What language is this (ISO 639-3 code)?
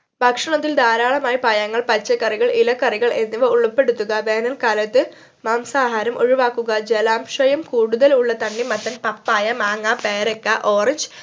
mal